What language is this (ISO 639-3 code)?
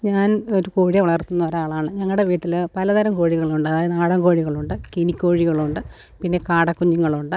mal